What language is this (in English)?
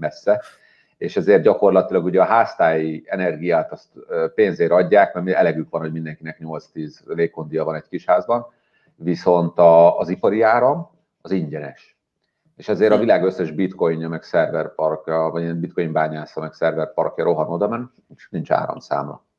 Hungarian